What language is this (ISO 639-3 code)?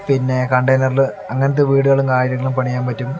mal